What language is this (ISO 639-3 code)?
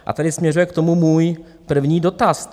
ces